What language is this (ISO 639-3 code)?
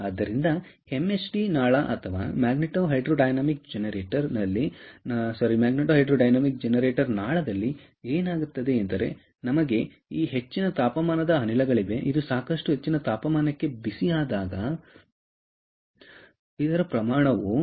kan